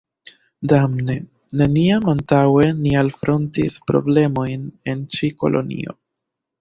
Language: Esperanto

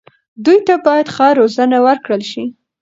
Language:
Pashto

